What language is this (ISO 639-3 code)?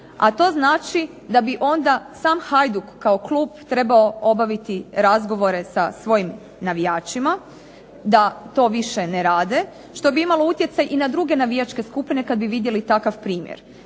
hrv